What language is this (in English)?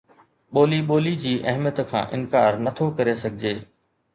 Sindhi